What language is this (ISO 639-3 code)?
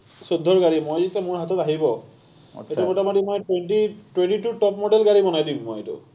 asm